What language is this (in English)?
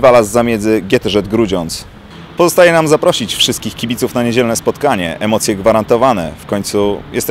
Polish